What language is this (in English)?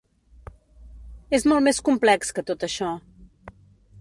Catalan